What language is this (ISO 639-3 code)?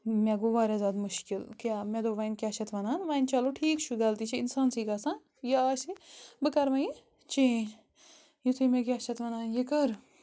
kas